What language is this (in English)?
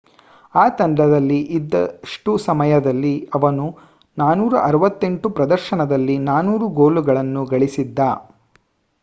Kannada